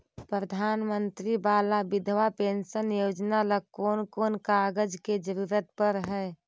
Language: Magahi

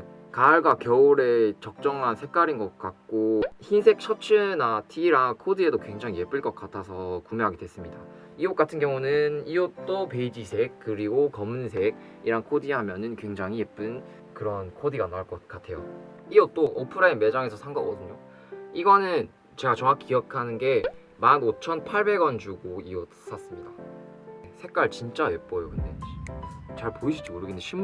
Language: Korean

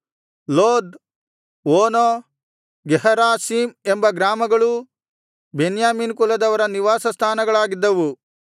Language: Kannada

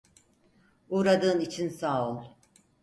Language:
Turkish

